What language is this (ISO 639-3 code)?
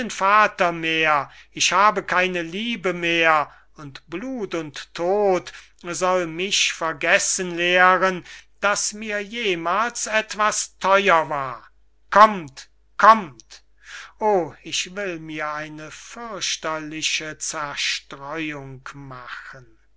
deu